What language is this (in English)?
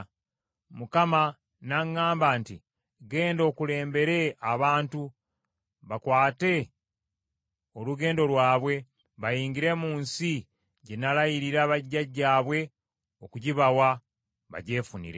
Ganda